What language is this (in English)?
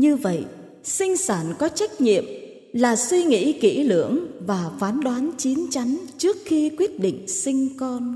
Vietnamese